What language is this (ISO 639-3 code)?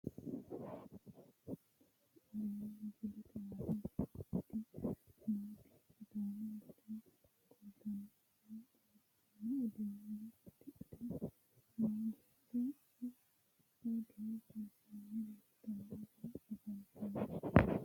sid